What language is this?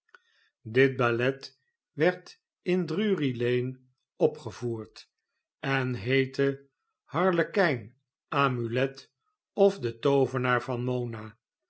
Dutch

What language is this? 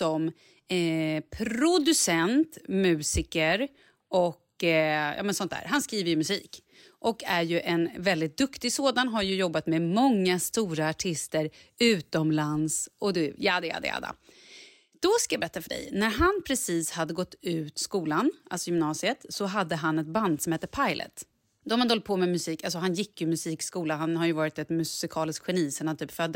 Swedish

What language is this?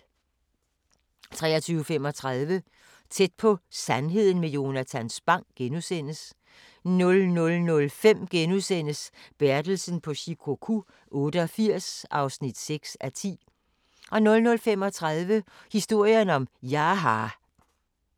Danish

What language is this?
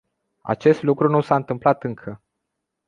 Romanian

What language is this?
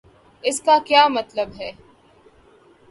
Urdu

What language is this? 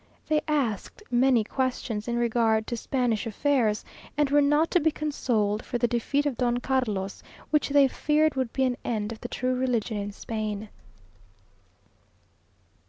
English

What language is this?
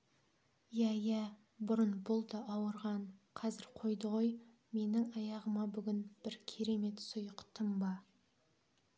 Kazakh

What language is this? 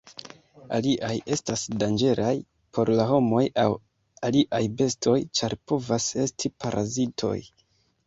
Esperanto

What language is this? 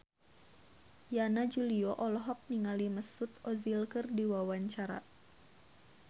Sundanese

